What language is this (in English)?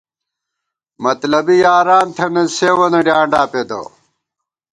Gawar-Bati